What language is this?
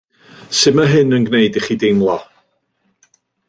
Welsh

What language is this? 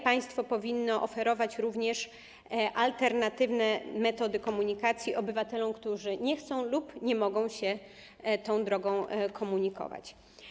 Polish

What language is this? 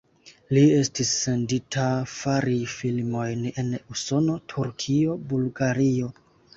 Esperanto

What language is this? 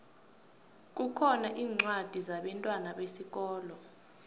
South Ndebele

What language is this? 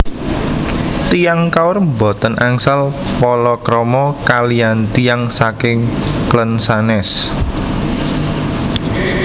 Javanese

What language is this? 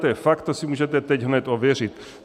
Czech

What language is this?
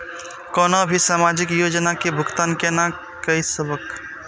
Maithili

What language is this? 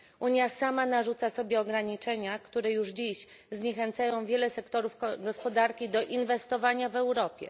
Polish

